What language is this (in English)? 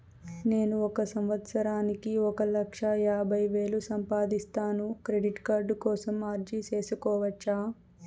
Telugu